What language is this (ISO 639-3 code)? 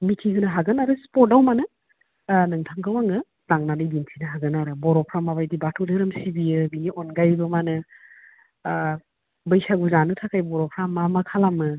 brx